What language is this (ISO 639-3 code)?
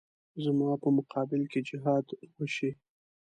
pus